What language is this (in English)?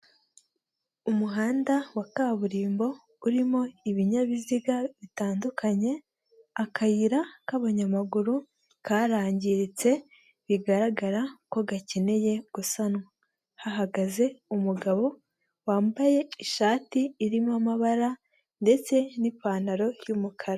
Kinyarwanda